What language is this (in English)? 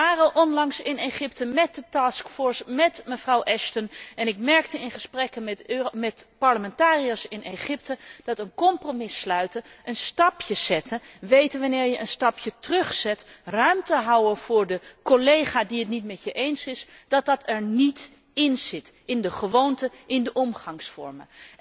Dutch